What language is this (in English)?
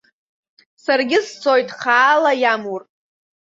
Abkhazian